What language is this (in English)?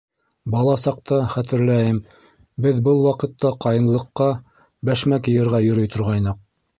Bashkir